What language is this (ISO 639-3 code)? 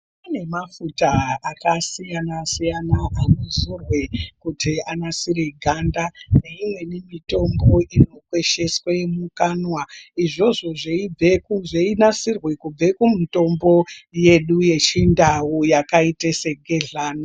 ndc